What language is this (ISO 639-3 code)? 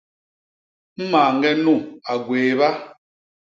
bas